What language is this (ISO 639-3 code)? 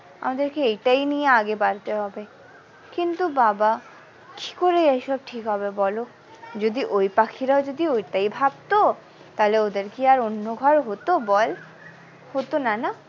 ben